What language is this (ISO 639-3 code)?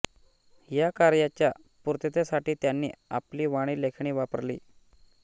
mar